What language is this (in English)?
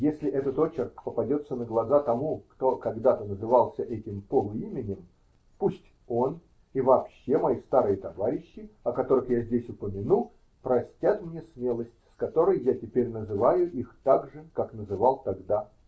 Russian